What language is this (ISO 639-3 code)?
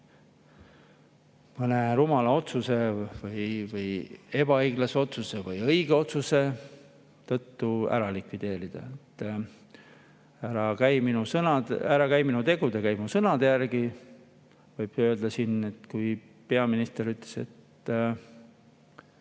est